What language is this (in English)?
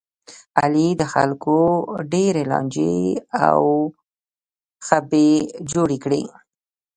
Pashto